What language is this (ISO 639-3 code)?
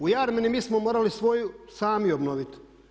hrv